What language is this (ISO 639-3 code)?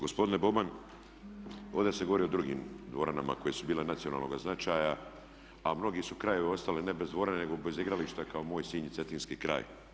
hrv